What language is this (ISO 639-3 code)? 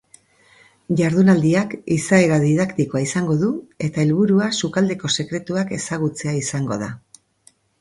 eus